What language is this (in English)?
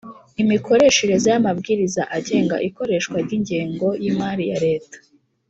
Kinyarwanda